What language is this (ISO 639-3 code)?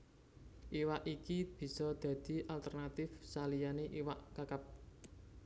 jav